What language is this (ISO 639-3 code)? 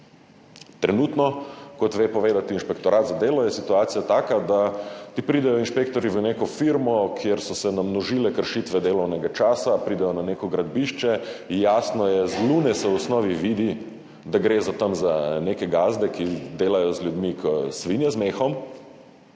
slv